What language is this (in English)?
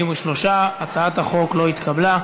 Hebrew